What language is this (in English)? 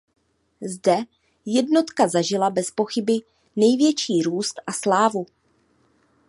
Czech